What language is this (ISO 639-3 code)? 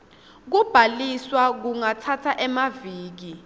ssw